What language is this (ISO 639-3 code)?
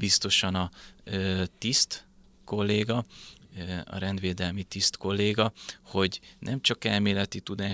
hun